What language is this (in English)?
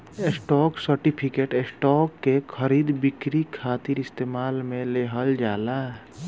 Bhojpuri